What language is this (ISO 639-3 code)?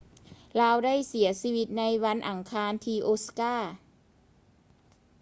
lao